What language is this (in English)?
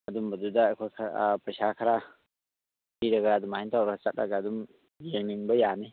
Manipuri